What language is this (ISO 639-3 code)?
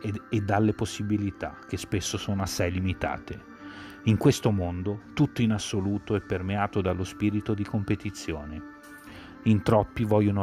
ita